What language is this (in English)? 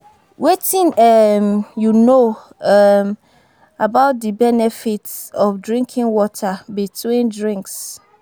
Nigerian Pidgin